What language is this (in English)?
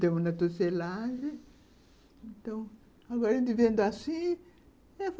Portuguese